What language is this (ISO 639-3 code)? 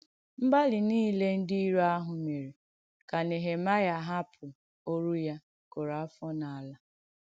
ibo